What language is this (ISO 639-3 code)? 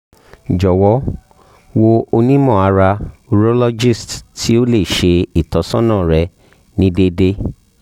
yor